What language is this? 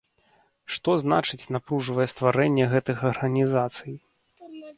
Belarusian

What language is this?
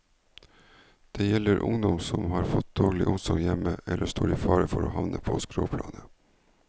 Norwegian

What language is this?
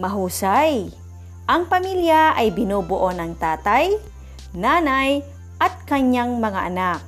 Filipino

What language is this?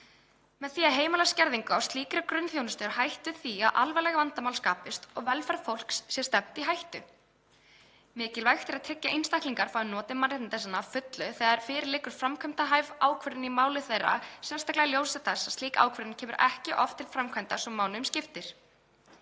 Icelandic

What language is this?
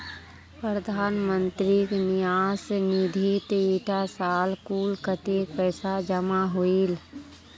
Magahi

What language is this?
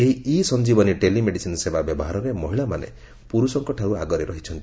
Odia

